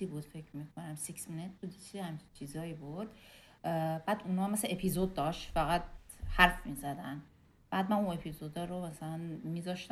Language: Persian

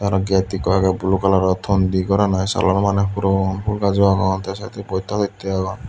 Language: Chakma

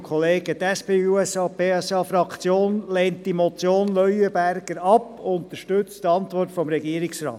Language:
Swiss German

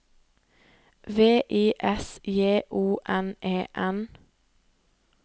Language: Norwegian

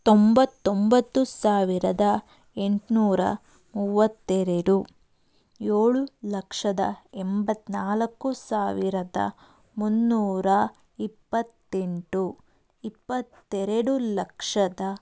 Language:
Kannada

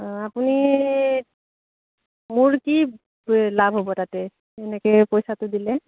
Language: Assamese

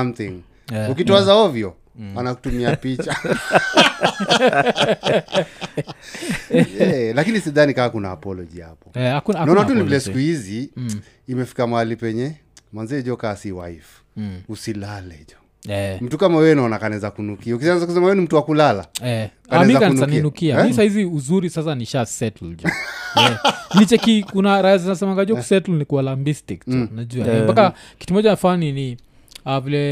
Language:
Swahili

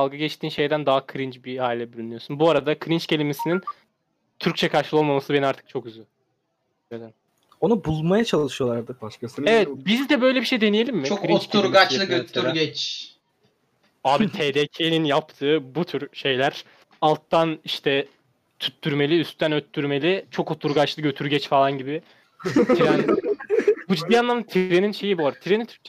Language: Turkish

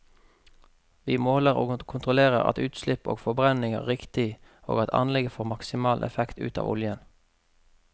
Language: Norwegian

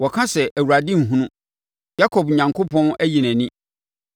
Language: Akan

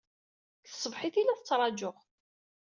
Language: Kabyle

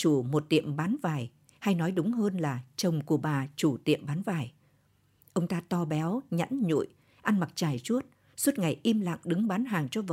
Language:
Vietnamese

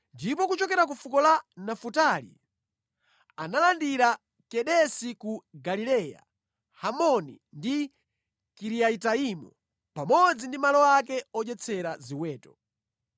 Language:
Nyanja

